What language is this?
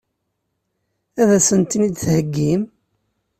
Kabyle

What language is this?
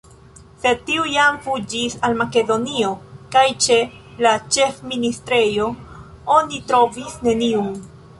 Esperanto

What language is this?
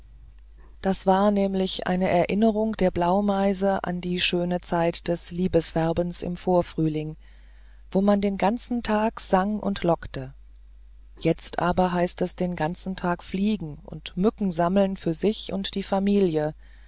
German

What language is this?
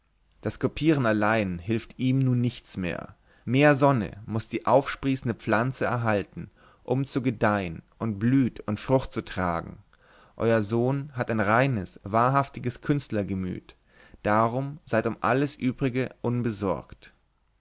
German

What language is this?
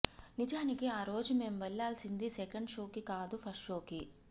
Telugu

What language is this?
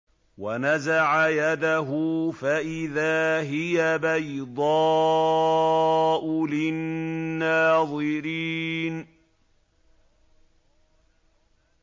Arabic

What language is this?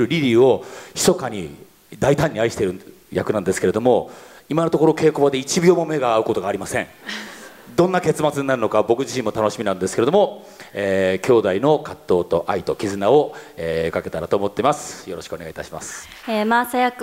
Japanese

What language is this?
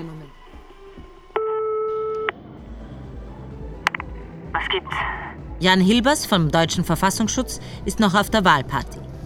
German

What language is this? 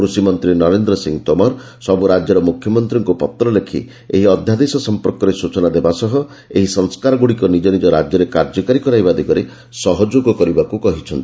Odia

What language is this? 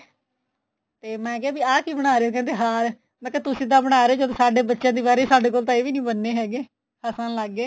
Punjabi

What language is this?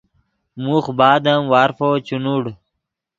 Yidgha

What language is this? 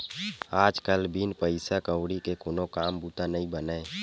Chhattisgarhi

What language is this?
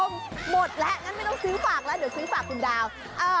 Thai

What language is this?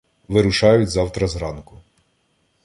Ukrainian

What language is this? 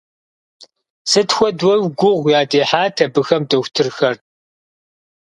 Kabardian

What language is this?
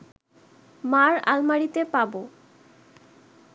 Bangla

